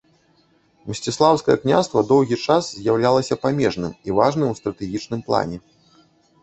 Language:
Belarusian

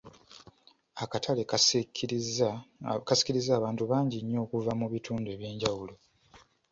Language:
Ganda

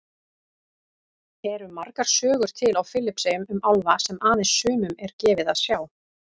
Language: Icelandic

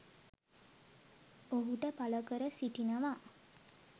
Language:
Sinhala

